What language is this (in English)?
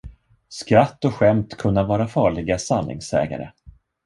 Swedish